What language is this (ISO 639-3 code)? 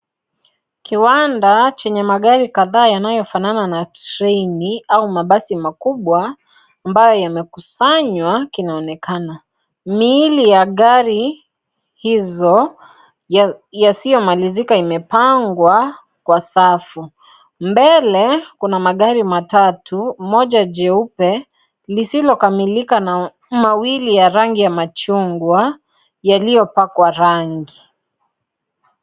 swa